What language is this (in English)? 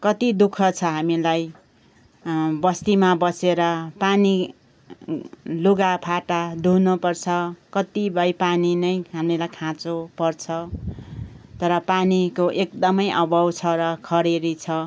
Nepali